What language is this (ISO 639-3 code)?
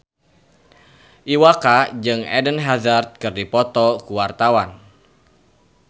sun